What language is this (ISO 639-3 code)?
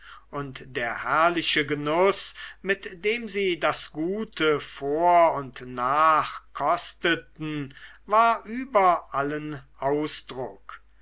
deu